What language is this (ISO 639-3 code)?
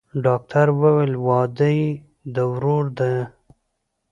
pus